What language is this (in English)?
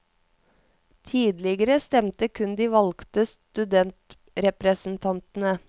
Norwegian